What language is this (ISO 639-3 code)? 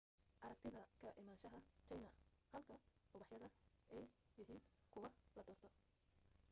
som